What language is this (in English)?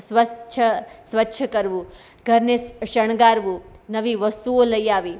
Gujarati